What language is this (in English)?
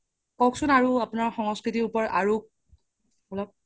Assamese